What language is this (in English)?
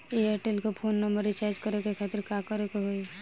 Bhojpuri